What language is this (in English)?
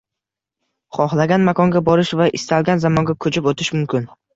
Uzbek